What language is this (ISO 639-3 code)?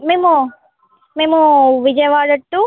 tel